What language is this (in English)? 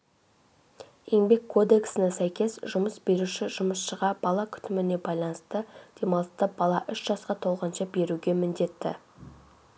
Kazakh